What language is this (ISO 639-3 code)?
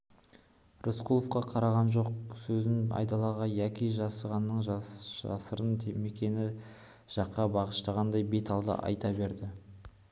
kaz